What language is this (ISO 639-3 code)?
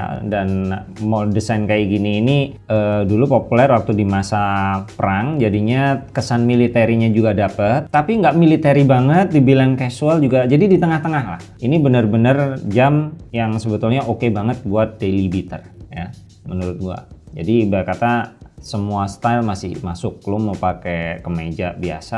ind